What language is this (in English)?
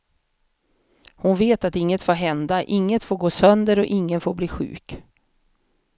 Swedish